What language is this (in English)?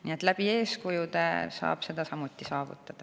Estonian